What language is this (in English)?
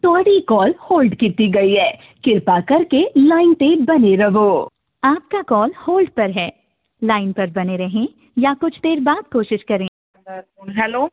Punjabi